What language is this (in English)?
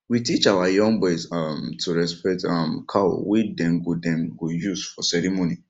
Nigerian Pidgin